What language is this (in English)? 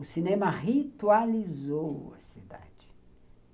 Portuguese